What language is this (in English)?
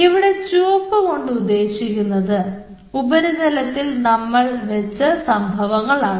Malayalam